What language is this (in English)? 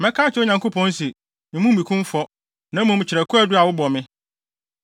Akan